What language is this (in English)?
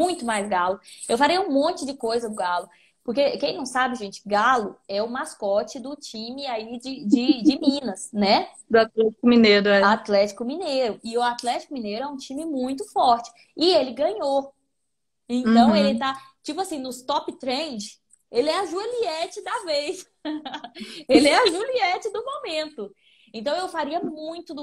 Portuguese